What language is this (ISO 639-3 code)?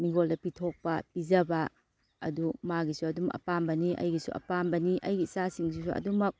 mni